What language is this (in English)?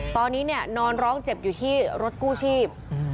Thai